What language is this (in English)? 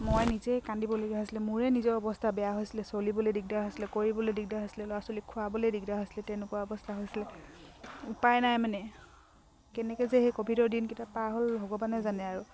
Assamese